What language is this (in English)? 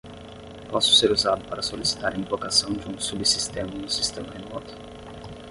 Portuguese